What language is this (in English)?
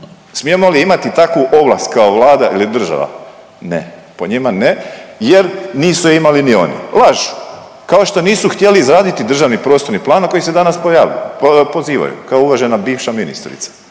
Croatian